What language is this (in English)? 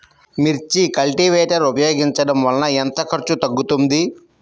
Telugu